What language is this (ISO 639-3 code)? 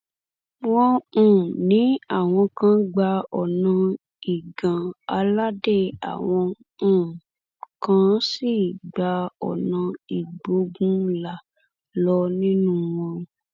yor